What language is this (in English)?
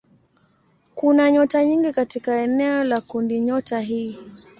Swahili